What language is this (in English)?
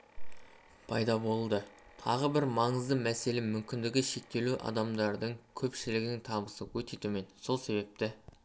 Kazakh